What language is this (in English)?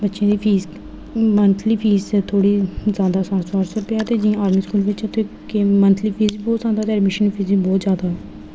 Dogri